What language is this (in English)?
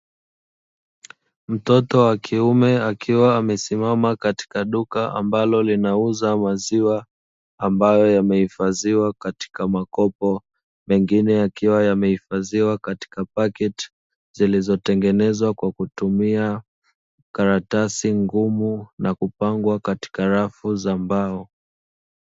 Swahili